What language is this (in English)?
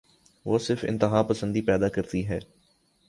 Urdu